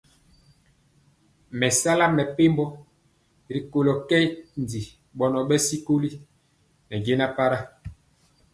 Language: Mpiemo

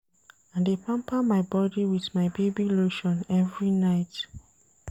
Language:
Nigerian Pidgin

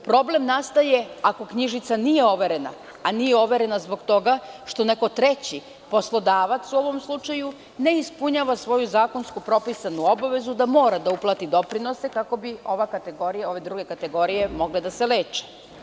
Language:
Serbian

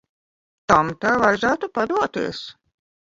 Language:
Latvian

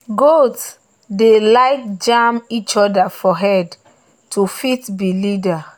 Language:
Nigerian Pidgin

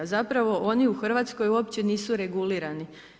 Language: Croatian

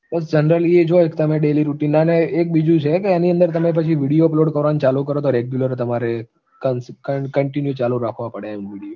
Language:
Gujarati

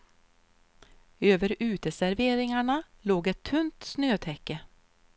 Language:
Swedish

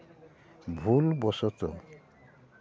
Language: Santali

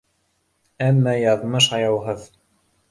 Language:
Bashkir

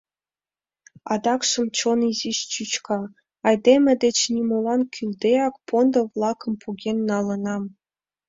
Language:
Mari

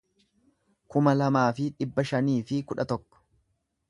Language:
Oromo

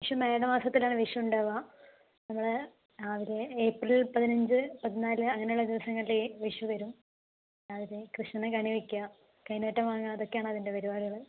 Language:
Malayalam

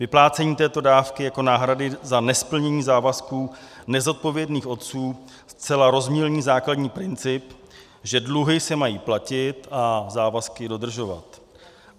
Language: Czech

